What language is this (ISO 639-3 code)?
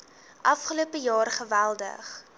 afr